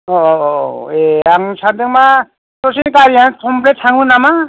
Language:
Bodo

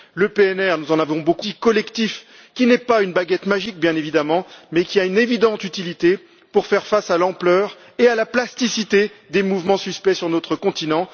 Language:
French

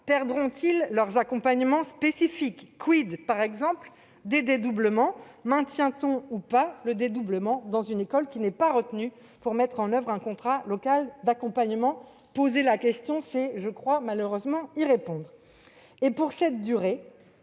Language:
French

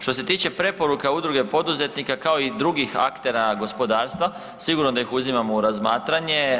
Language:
Croatian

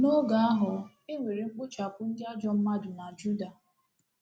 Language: Igbo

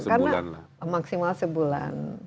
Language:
Indonesian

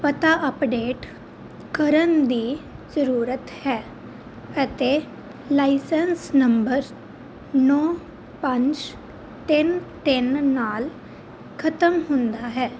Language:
Punjabi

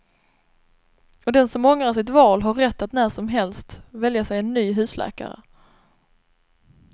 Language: Swedish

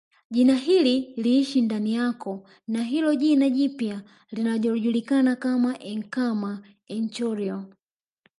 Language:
Swahili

